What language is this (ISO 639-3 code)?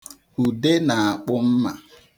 ibo